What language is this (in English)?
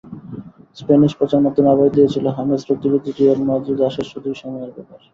Bangla